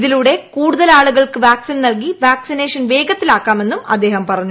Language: Malayalam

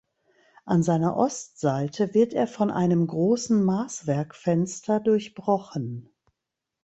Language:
German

